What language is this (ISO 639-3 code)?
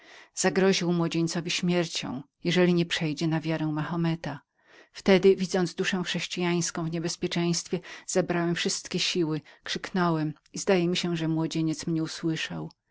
pol